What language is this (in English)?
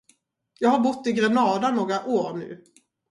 Swedish